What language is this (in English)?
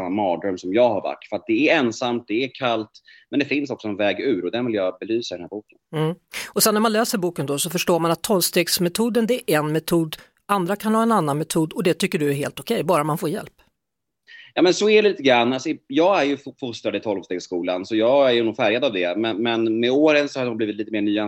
Swedish